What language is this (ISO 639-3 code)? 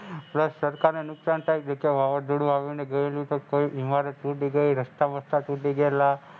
guj